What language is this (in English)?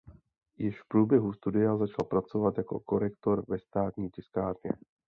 Czech